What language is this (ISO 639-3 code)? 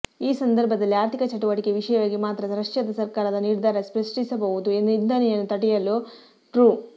kan